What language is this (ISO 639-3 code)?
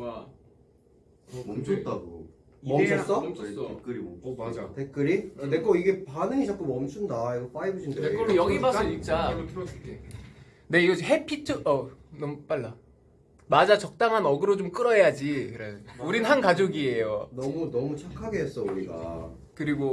kor